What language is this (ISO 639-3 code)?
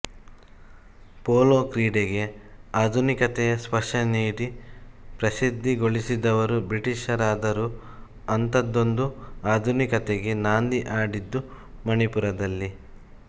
kan